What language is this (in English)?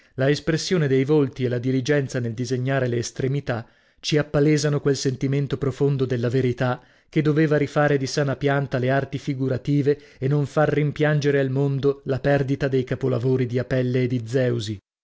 Italian